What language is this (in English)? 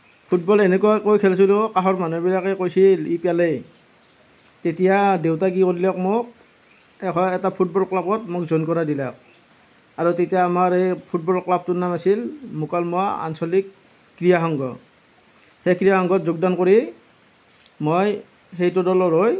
Assamese